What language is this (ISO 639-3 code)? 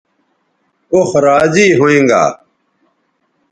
btv